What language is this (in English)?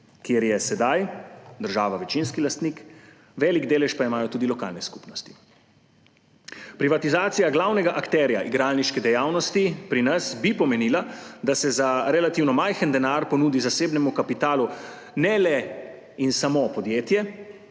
Slovenian